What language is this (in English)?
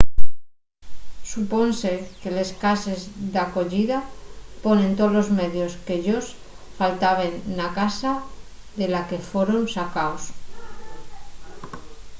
Asturian